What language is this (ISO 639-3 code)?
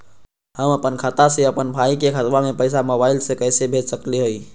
mag